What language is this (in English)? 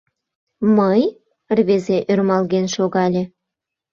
Mari